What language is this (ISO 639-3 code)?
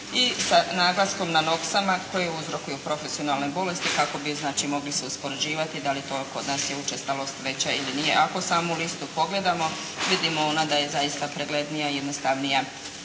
hrv